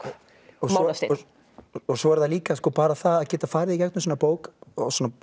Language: Icelandic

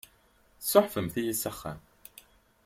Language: Kabyle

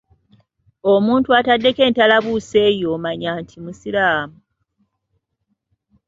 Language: Ganda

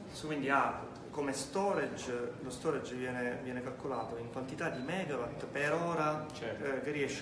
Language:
Italian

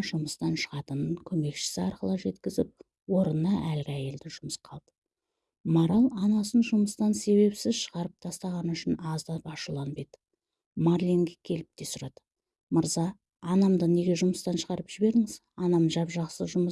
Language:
Turkish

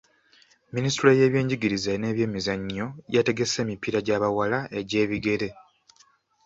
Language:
Ganda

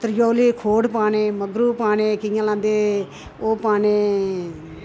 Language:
Dogri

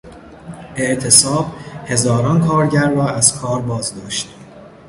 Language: Persian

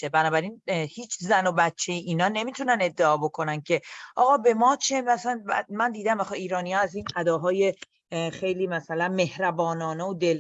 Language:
Persian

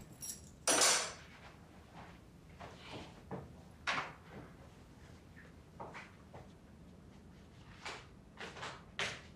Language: Vietnamese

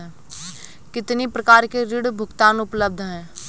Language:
Hindi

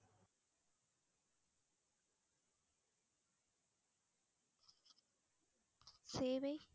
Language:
Tamil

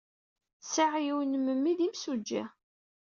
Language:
Kabyle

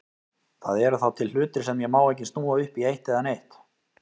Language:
Icelandic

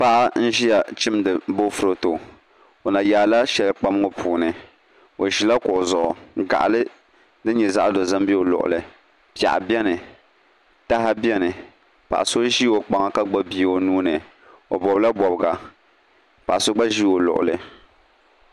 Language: Dagbani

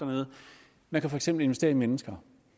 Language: Danish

